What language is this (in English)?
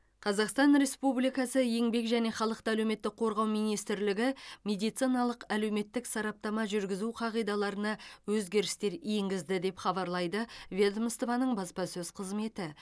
Kazakh